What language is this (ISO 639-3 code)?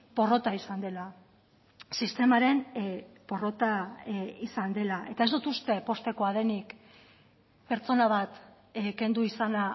eus